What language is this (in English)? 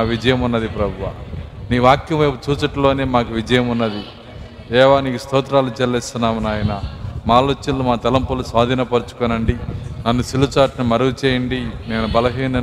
Telugu